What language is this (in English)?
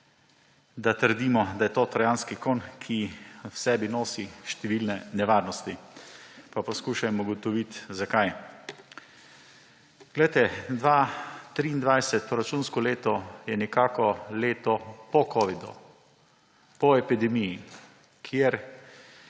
Slovenian